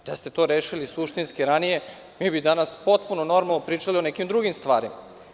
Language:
Serbian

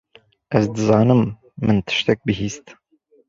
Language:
Kurdish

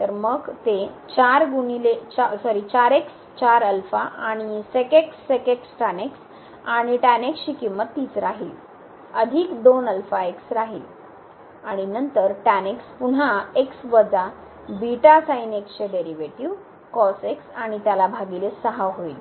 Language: Marathi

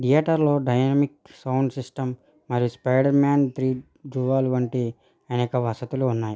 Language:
Telugu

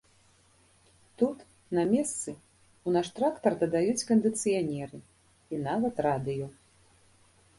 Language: Belarusian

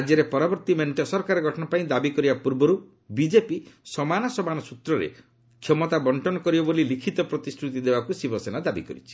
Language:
Odia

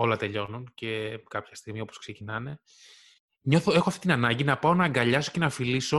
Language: Greek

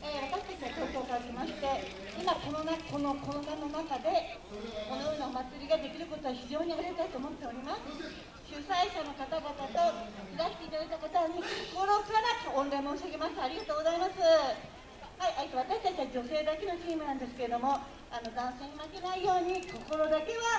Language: Japanese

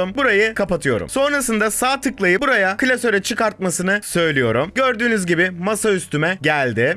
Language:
Turkish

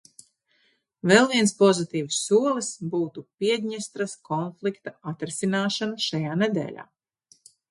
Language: Latvian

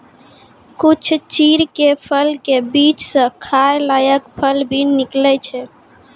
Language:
Maithili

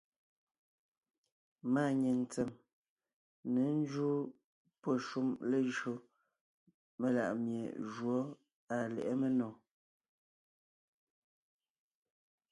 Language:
Ngiemboon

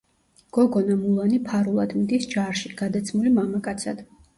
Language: Georgian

